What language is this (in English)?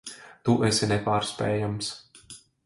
Latvian